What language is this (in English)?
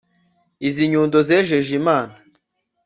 Kinyarwanda